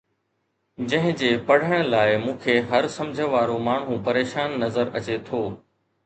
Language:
Sindhi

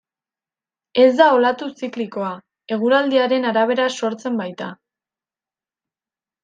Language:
Basque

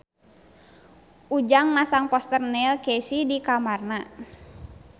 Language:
Sundanese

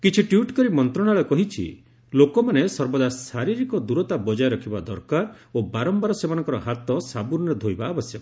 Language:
Odia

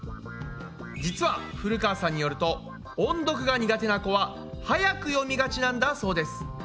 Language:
Japanese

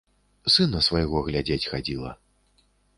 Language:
Belarusian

